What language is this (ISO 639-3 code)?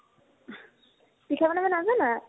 asm